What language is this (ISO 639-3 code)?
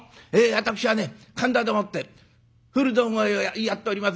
jpn